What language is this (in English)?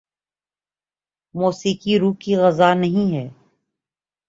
Urdu